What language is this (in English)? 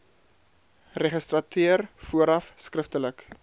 Afrikaans